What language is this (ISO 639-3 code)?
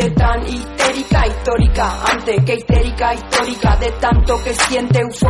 spa